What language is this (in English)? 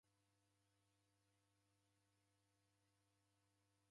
Taita